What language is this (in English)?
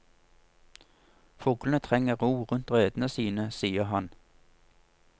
Norwegian